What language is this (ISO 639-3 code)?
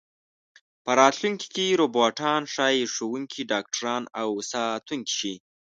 pus